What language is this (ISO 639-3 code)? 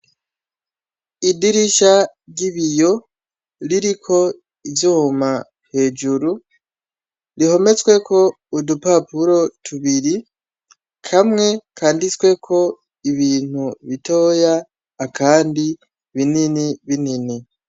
run